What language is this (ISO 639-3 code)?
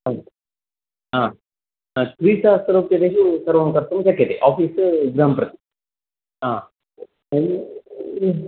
san